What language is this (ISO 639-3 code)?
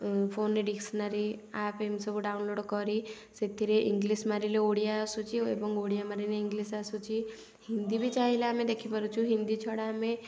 ori